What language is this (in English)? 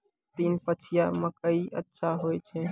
Maithili